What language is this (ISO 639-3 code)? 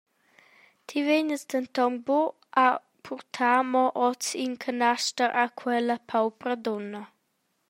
roh